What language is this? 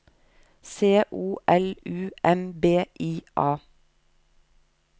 Norwegian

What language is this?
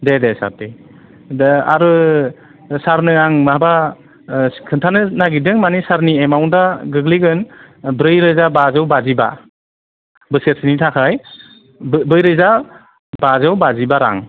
Bodo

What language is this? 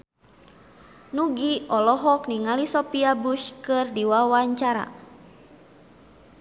Sundanese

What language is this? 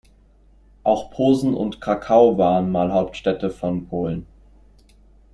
German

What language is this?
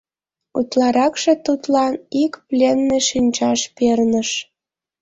Mari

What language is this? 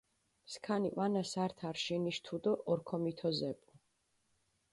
Mingrelian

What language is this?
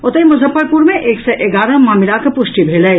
Maithili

